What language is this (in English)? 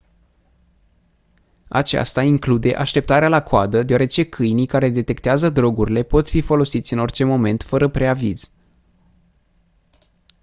Romanian